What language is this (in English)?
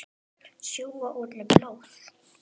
Icelandic